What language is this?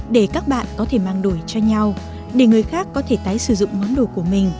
Vietnamese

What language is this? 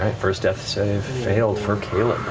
English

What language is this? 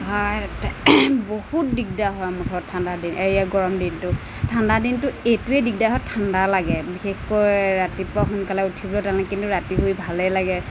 Assamese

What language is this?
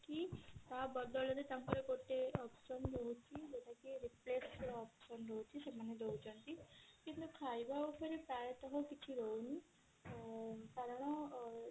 Odia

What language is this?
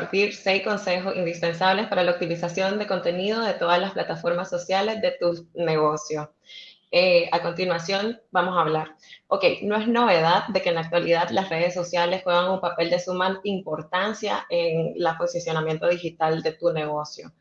Spanish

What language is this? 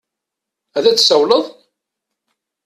Kabyle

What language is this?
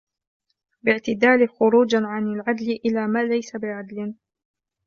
Arabic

